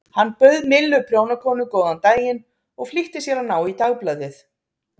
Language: Icelandic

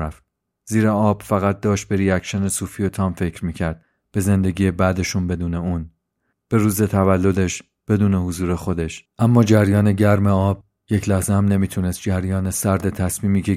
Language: Persian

